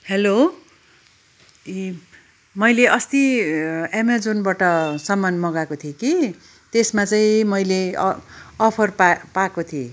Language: Nepali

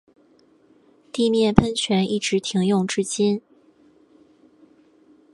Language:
Chinese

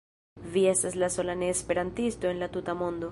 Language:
Esperanto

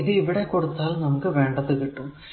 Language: Malayalam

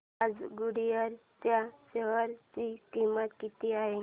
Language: Marathi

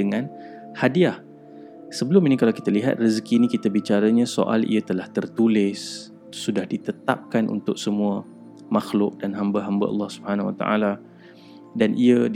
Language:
Malay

